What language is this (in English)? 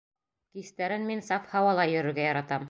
Bashkir